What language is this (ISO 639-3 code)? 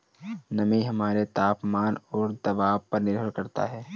hin